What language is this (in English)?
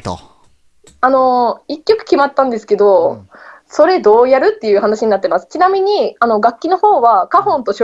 Japanese